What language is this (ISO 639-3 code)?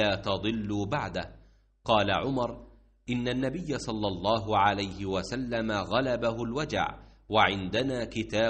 ara